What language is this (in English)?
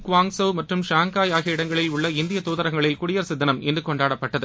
Tamil